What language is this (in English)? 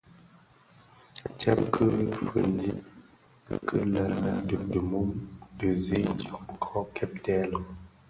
Bafia